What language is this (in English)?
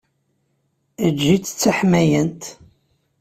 Kabyle